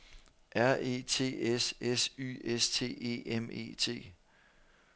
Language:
Danish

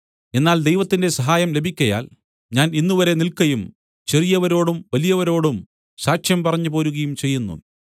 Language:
Malayalam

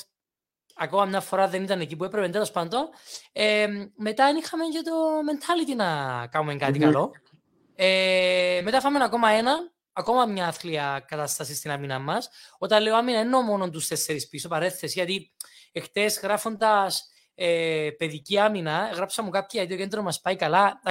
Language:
Greek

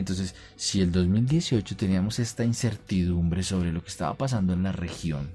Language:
Spanish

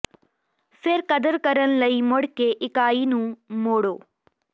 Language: Punjabi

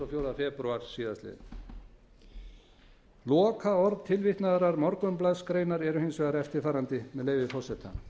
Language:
Icelandic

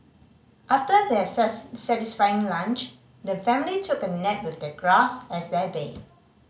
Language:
English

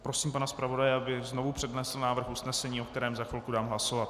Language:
Czech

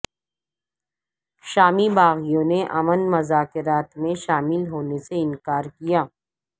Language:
Urdu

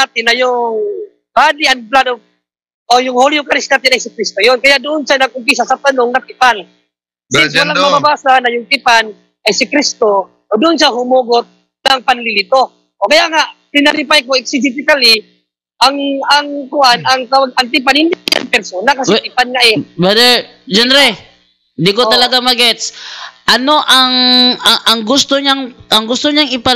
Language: Filipino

